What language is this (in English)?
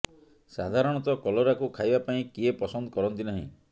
Odia